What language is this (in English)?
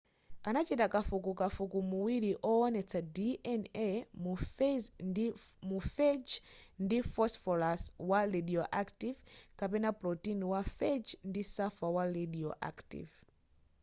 Nyanja